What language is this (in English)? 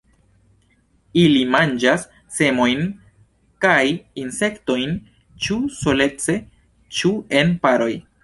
Esperanto